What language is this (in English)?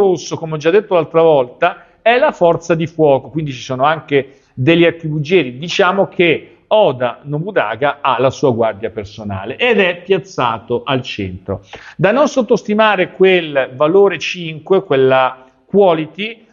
Italian